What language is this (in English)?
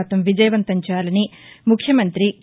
Telugu